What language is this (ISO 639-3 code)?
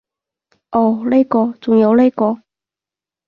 yue